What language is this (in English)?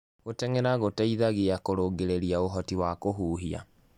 Kikuyu